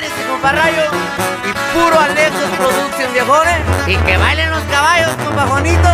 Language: Spanish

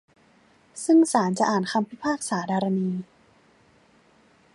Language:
Thai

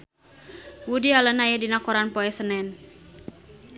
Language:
Sundanese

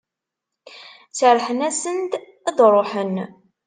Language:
Kabyle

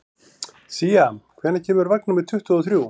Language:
Icelandic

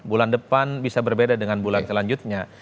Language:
Indonesian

